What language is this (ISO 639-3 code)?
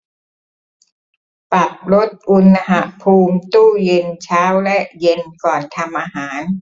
tha